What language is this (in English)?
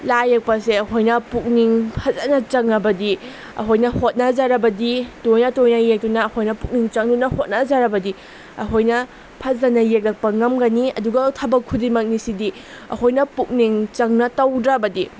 Manipuri